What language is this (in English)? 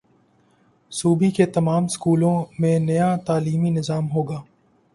Urdu